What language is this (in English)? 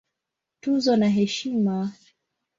Swahili